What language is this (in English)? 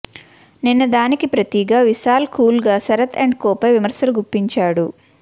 Telugu